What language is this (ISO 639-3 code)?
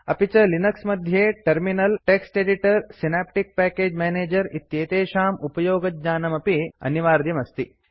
san